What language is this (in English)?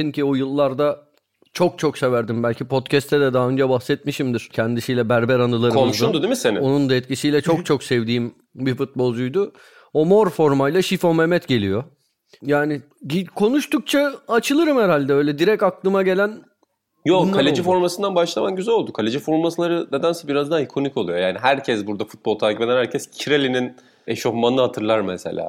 Turkish